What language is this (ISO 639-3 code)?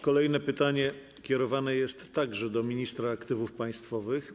pol